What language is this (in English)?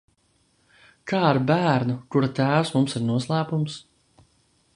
Latvian